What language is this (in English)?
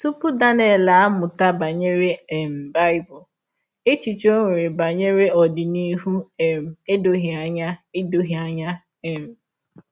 Igbo